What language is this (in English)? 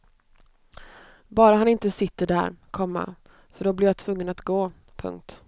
Swedish